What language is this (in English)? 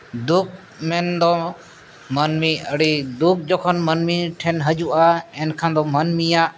Santali